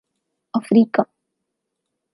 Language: Urdu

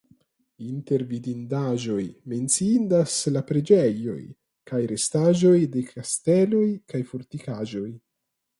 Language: Esperanto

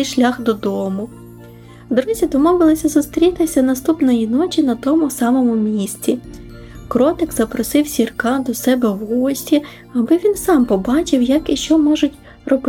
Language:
Ukrainian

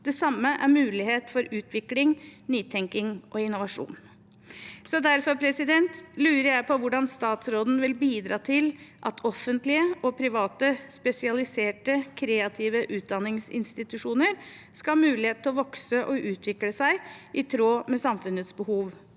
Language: Norwegian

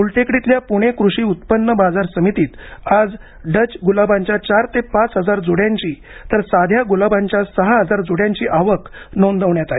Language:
Marathi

